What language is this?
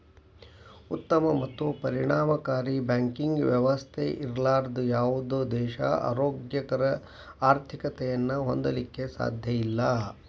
Kannada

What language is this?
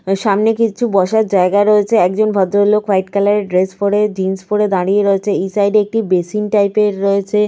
Bangla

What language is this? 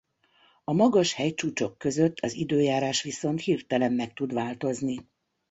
Hungarian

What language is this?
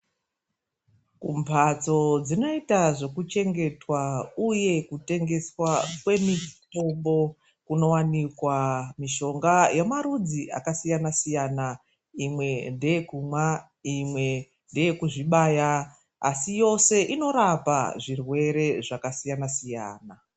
Ndau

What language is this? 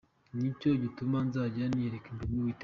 Kinyarwanda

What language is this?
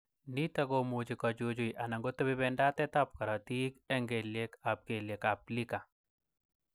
Kalenjin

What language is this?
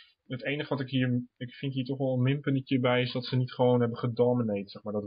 Dutch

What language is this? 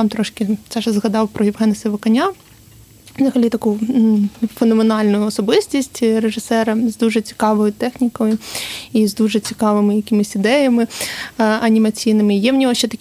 Ukrainian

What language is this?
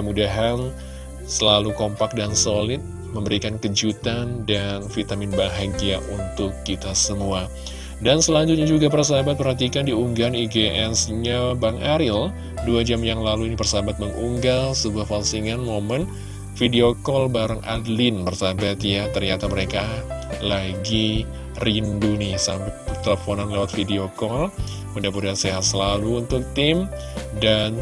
Indonesian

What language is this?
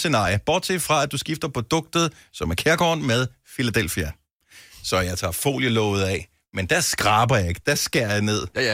Danish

